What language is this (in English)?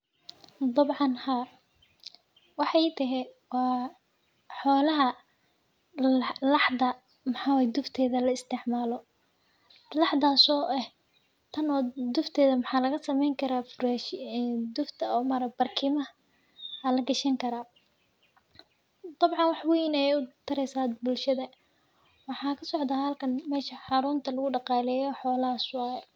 Somali